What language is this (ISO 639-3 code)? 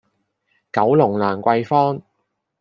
yue